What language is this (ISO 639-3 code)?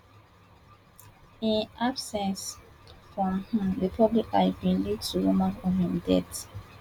pcm